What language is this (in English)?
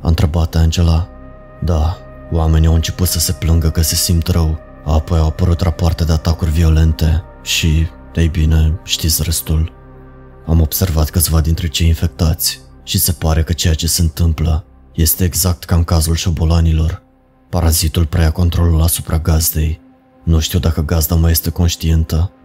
Romanian